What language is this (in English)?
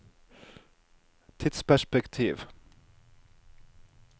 Norwegian